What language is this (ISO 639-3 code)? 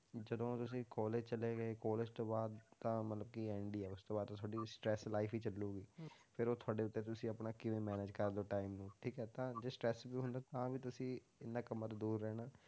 pan